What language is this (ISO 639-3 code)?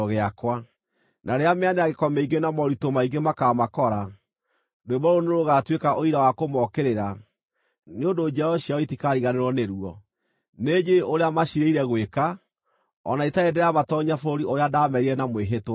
kik